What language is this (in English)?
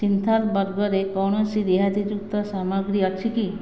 Odia